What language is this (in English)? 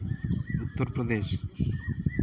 Santali